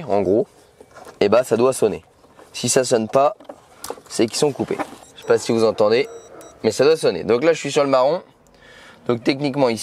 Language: French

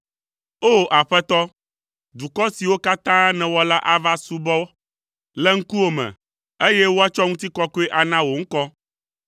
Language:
Ewe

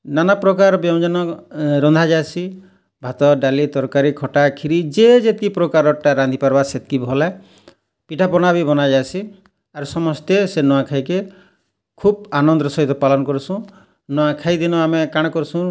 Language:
Odia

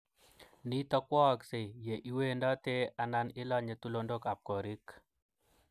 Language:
Kalenjin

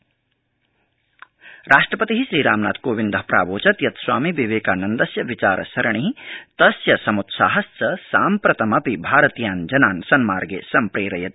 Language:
Sanskrit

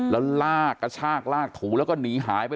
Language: Thai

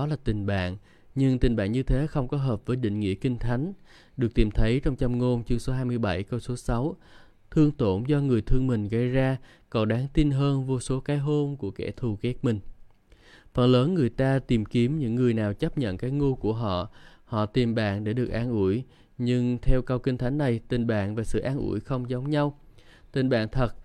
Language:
Vietnamese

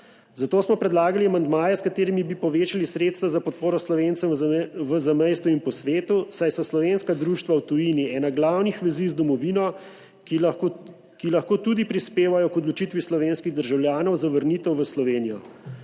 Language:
Slovenian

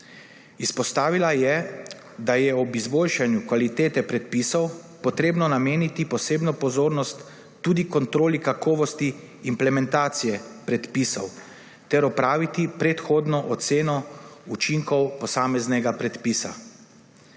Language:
Slovenian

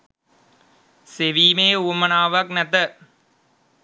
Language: Sinhala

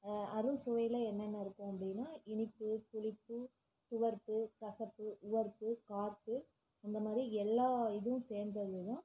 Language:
Tamil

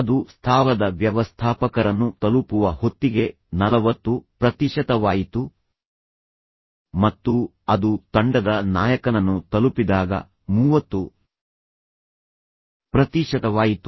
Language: Kannada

